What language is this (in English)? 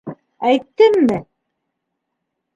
Bashkir